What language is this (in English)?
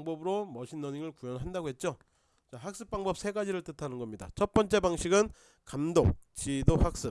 Korean